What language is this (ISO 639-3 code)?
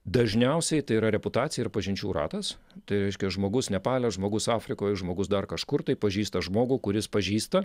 lit